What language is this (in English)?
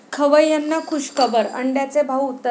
Marathi